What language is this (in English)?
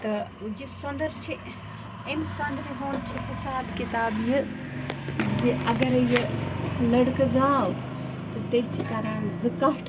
Kashmiri